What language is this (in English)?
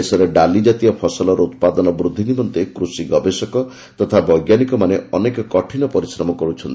Odia